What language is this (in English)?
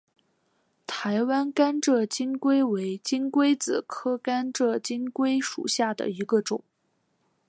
Chinese